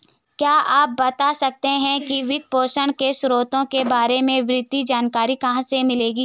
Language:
Hindi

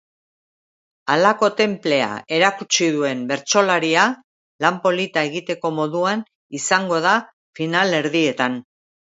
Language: Basque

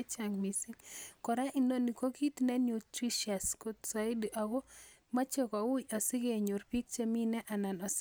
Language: Kalenjin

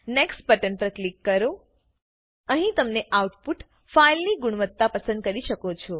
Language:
Gujarati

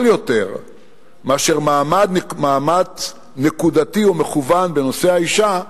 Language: Hebrew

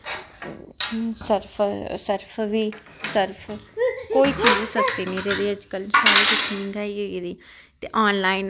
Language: Dogri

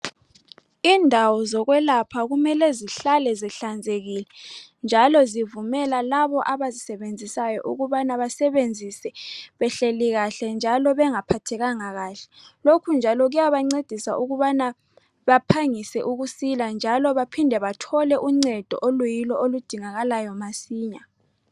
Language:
North Ndebele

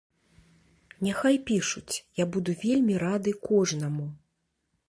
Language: Belarusian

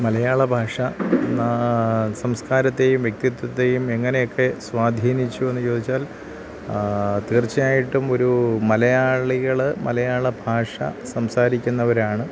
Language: Malayalam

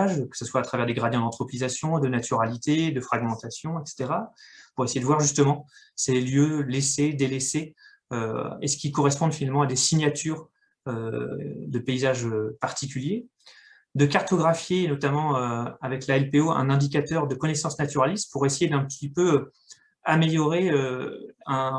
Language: French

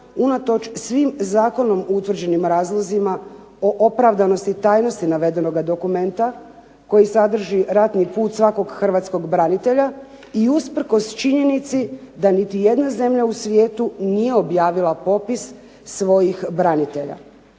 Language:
Croatian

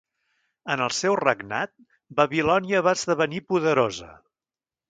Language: Catalan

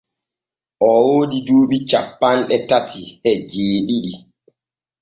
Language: Borgu Fulfulde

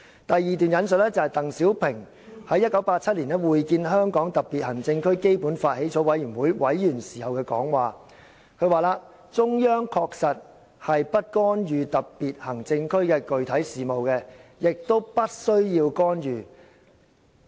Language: Cantonese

